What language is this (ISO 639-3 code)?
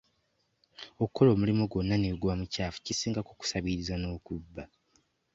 lug